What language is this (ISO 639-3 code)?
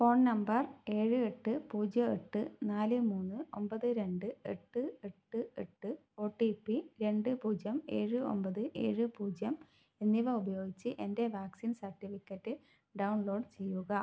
mal